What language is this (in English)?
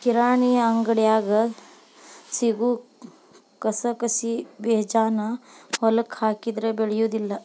Kannada